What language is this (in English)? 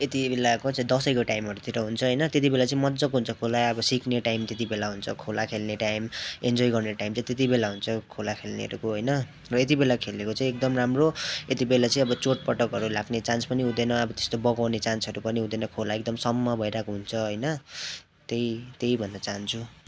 Nepali